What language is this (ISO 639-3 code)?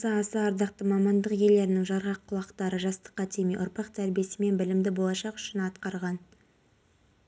kaz